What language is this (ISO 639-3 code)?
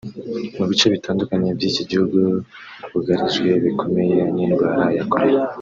kin